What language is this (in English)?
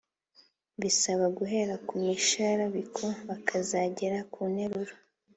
Kinyarwanda